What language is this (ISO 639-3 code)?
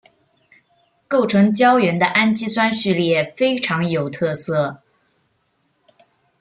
zho